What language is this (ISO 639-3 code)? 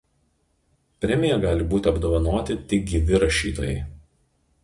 lit